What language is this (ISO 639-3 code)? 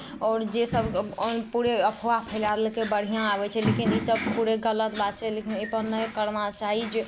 mai